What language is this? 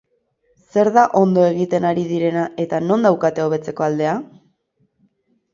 Basque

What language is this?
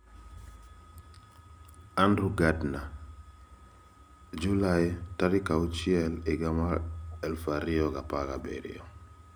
Luo (Kenya and Tanzania)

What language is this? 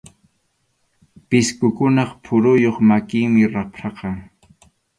Arequipa-La Unión Quechua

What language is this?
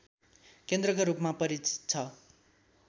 Nepali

